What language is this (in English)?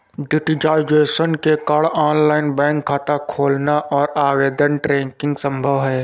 Hindi